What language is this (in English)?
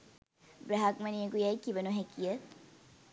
Sinhala